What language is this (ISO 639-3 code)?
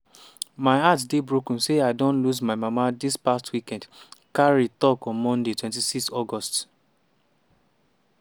pcm